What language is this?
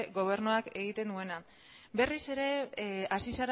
Basque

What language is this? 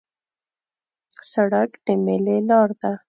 Pashto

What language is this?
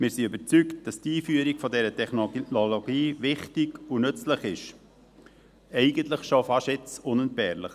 Swiss German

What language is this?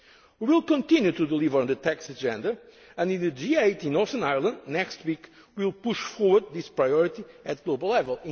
English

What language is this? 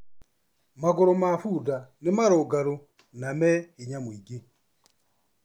Kikuyu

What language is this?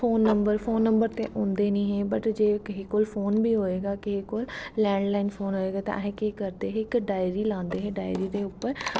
Dogri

